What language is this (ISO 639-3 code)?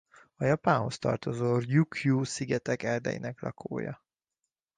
hun